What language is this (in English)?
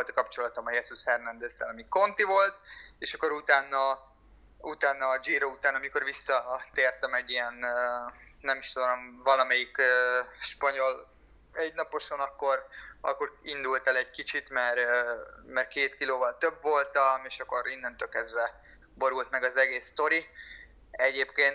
Hungarian